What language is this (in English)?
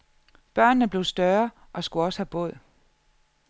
Danish